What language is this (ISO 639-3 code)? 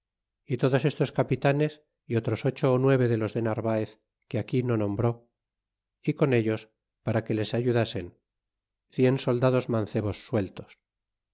spa